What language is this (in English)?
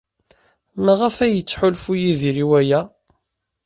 Kabyle